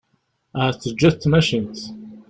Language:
Kabyle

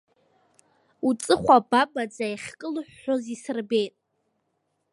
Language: Abkhazian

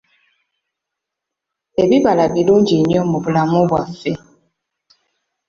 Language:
Ganda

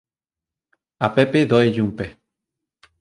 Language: Galician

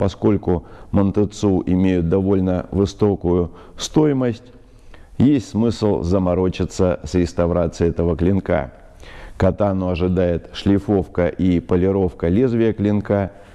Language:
Russian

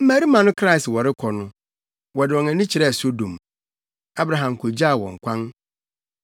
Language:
Akan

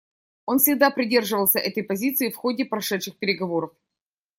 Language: Russian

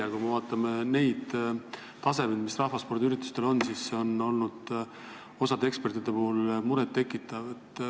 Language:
Estonian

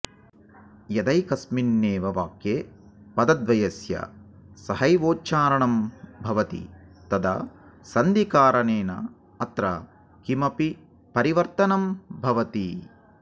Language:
Sanskrit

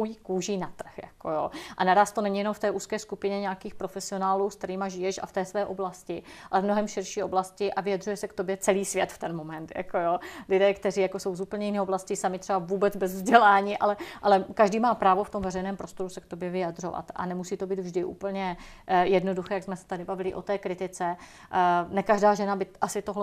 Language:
Czech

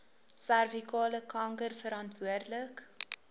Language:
Afrikaans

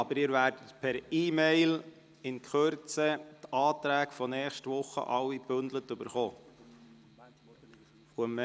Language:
Swiss German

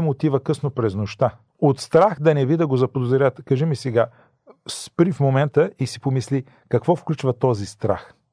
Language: Bulgarian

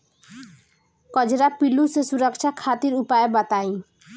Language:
Bhojpuri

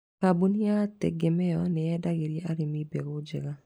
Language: Kikuyu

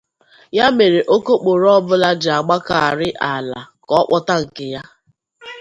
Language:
Igbo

